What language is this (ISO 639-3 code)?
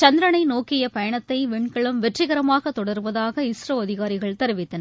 tam